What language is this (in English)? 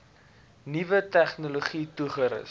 Afrikaans